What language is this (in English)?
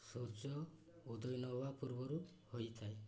Odia